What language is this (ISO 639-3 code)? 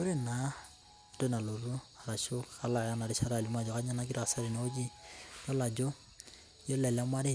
mas